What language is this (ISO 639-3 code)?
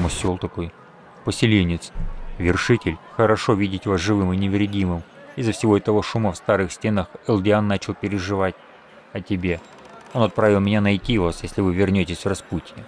rus